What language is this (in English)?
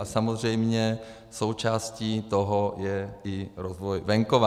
Czech